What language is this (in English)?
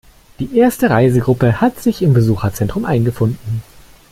German